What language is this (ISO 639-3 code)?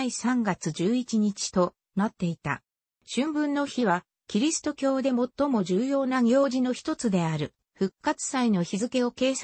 jpn